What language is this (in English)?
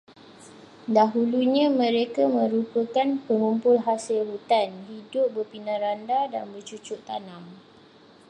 Malay